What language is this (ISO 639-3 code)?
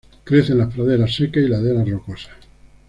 spa